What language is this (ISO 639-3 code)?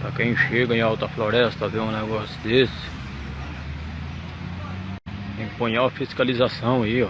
por